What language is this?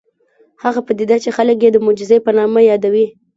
Pashto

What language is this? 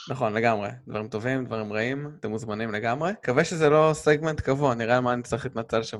Hebrew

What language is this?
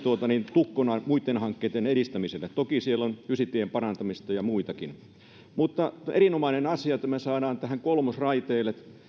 Finnish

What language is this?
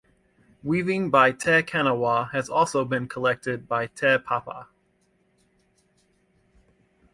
English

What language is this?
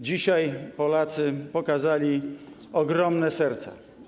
Polish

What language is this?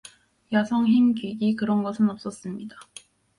Korean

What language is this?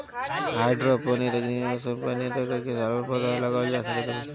Bhojpuri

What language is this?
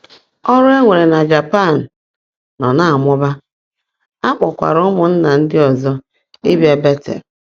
Igbo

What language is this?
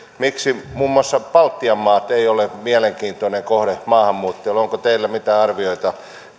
Finnish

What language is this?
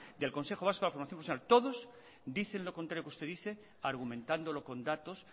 Spanish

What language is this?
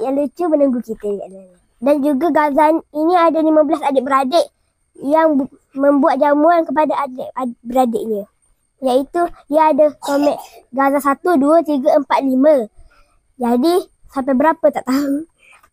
Malay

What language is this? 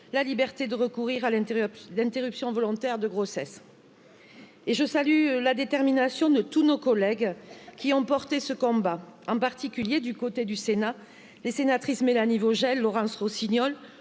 French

